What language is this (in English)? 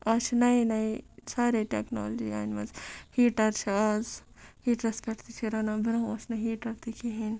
Kashmiri